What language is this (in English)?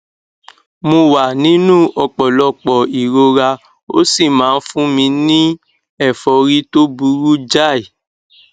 Yoruba